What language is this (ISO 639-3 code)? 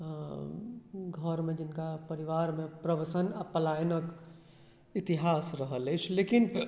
mai